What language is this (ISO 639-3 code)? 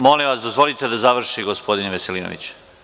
srp